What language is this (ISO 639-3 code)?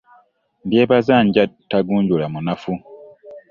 lug